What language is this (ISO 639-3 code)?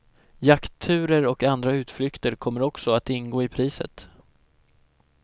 swe